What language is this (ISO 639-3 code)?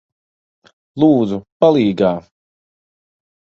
lav